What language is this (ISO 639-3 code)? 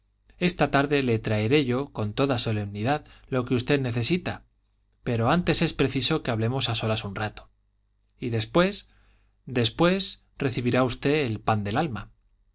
spa